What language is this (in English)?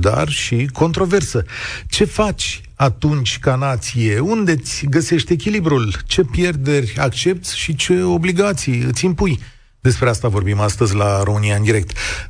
Romanian